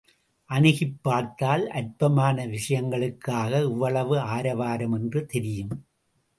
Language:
Tamil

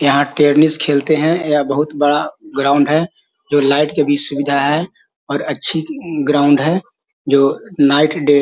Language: Magahi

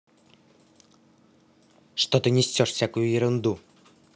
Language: Russian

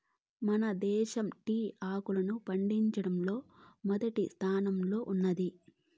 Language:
Telugu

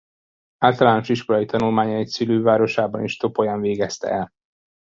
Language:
Hungarian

